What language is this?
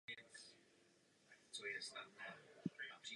Czech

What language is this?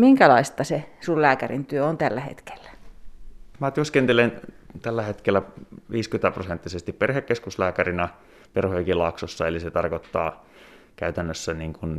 Finnish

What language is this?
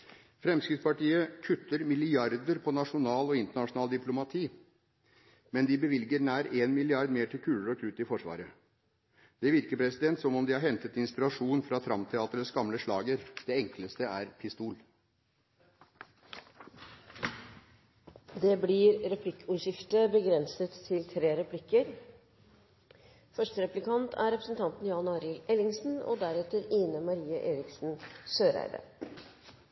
Norwegian Bokmål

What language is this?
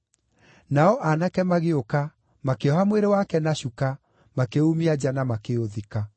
Kikuyu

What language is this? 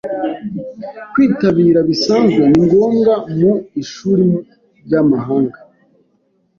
Kinyarwanda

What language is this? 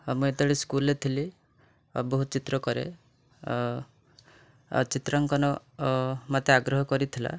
Odia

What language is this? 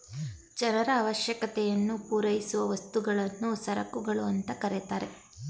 Kannada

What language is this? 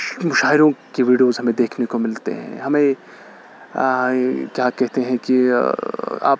Urdu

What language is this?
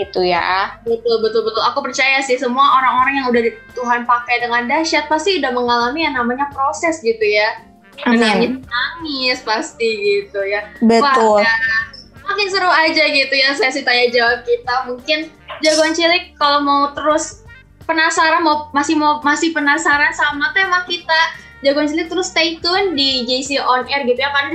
Indonesian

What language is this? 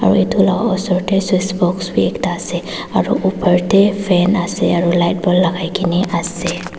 Naga Pidgin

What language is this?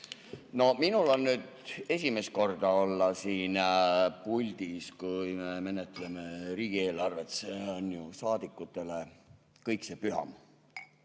Estonian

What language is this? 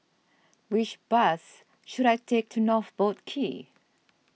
English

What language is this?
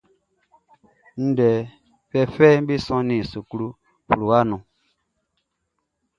Baoulé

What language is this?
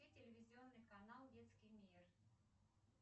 Russian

